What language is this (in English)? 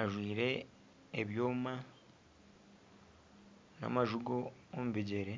Nyankole